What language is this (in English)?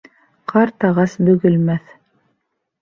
Bashkir